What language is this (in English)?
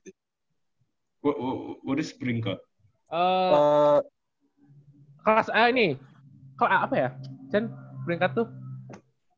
Indonesian